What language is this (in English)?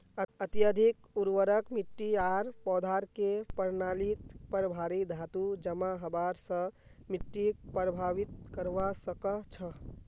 Magahi